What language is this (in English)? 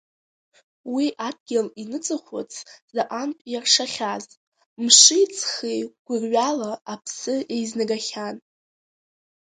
Abkhazian